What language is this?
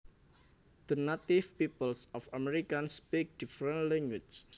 Javanese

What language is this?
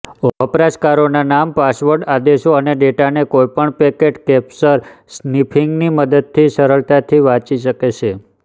Gujarati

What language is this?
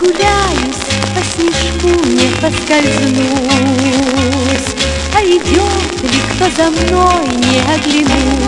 Russian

